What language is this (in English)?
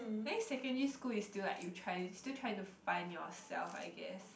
English